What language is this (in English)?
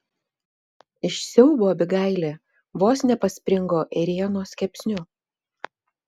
Lithuanian